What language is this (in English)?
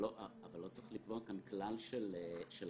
Hebrew